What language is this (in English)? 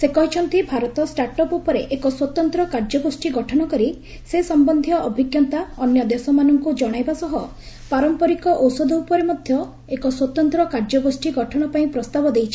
Odia